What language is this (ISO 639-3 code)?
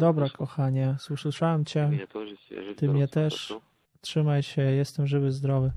pol